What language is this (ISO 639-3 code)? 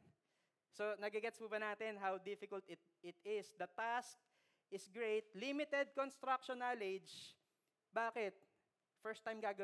fil